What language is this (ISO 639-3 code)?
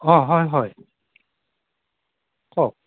asm